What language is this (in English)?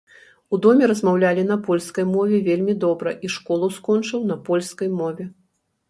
Belarusian